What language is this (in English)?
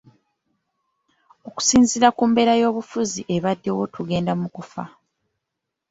Ganda